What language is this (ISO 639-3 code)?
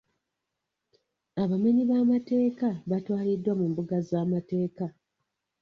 lug